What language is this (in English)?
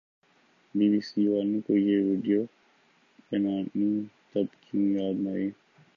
Urdu